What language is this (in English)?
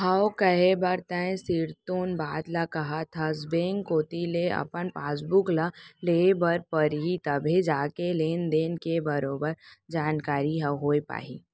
Chhattisgarhi